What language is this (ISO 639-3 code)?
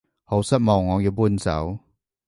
yue